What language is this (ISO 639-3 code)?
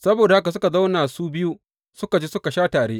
hau